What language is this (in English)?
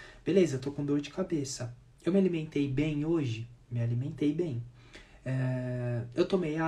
Portuguese